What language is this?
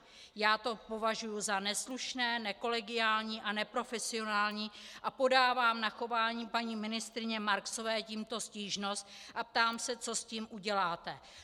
Czech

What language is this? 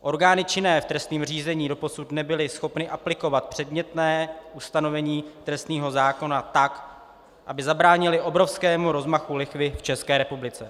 Czech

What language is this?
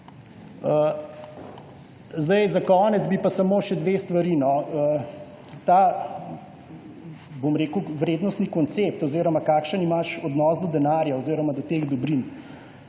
Slovenian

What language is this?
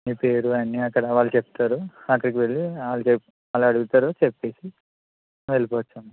Telugu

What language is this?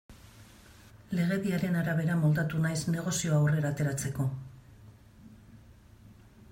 Basque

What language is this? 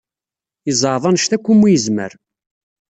Kabyle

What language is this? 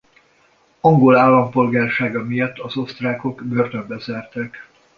Hungarian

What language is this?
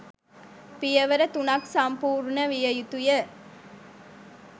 Sinhala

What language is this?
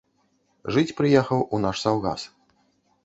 Belarusian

